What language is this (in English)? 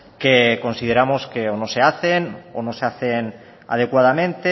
Spanish